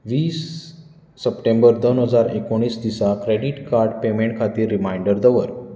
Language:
Konkani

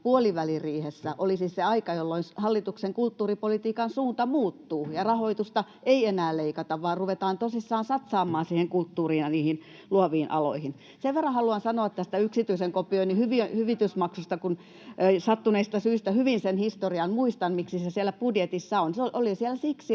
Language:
Finnish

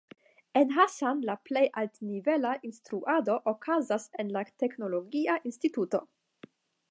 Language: Esperanto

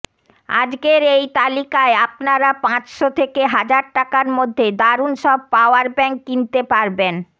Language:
Bangla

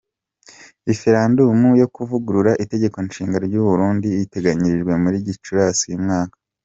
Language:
Kinyarwanda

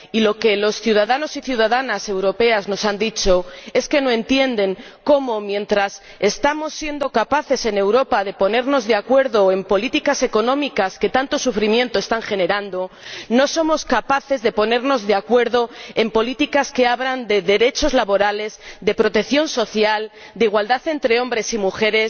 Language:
Spanish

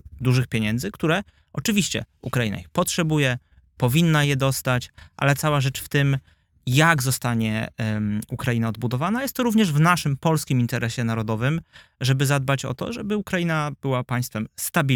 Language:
Polish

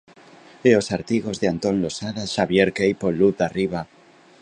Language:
Galician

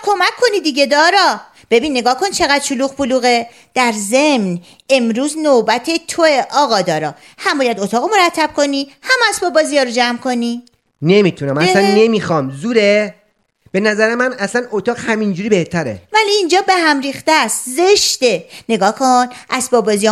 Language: Persian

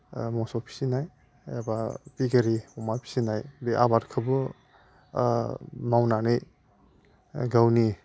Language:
Bodo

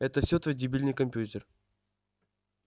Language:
Russian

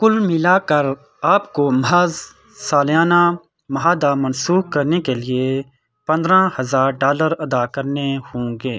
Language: Urdu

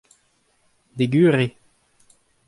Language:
Breton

